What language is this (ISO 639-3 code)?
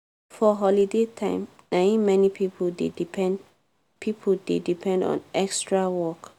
pcm